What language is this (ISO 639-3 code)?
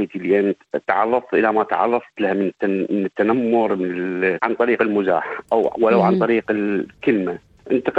ara